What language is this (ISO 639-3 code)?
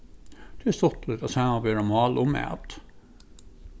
fao